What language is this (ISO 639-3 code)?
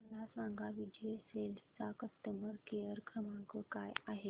mar